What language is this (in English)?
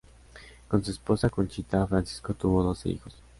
Spanish